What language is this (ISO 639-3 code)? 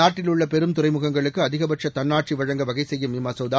tam